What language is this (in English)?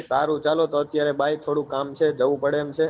Gujarati